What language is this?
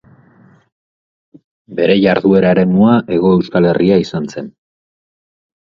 Basque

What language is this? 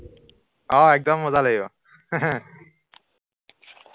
Assamese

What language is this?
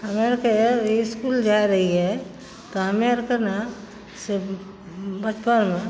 Maithili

